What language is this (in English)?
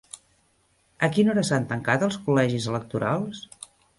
Catalan